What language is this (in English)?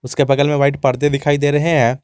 Hindi